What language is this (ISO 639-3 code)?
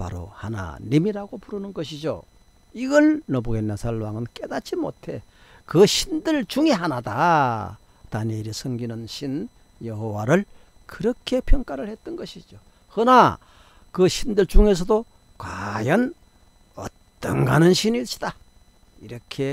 kor